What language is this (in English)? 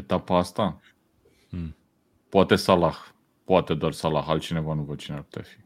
Romanian